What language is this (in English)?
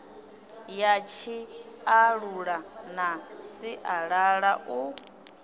Venda